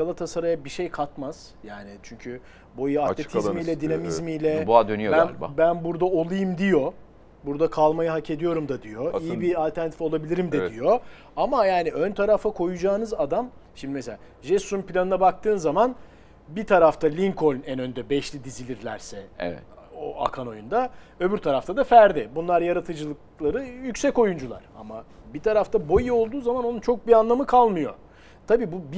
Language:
Turkish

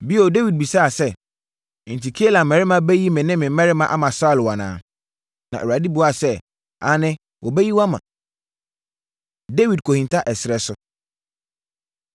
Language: Akan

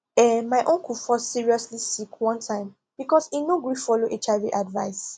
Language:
Nigerian Pidgin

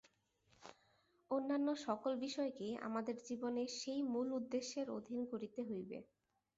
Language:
Bangla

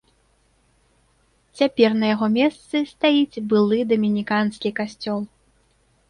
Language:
Belarusian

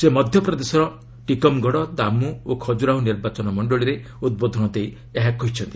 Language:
Odia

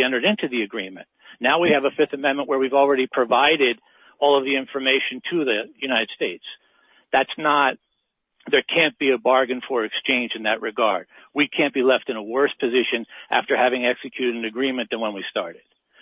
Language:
English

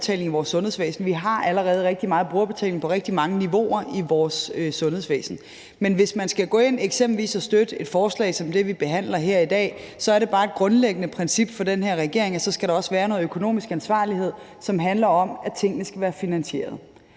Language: Danish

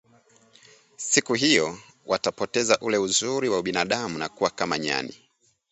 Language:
Swahili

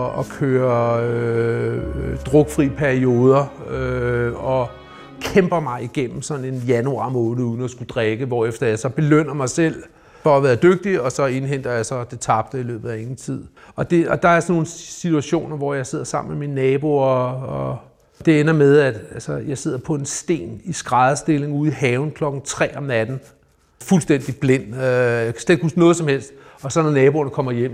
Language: Danish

